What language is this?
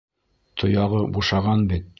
Bashkir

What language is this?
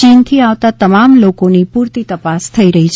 Gujarati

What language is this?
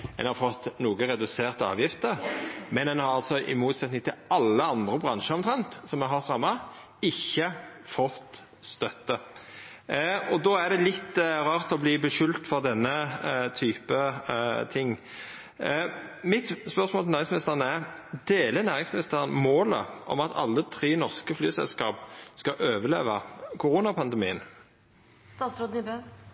Norwegian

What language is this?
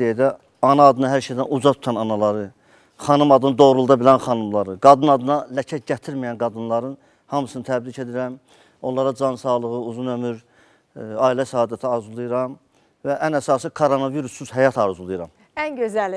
Turkish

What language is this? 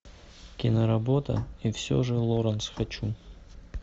Russian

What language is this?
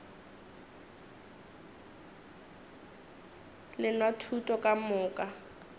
Northern Sotho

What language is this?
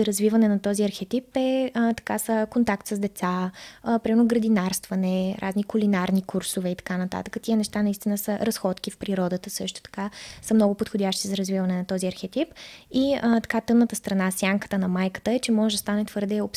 Bulgarian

